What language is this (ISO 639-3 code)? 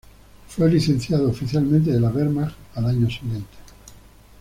spa